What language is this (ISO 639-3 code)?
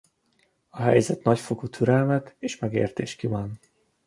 hun